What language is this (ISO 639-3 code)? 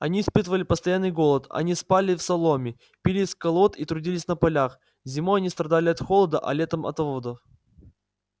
rus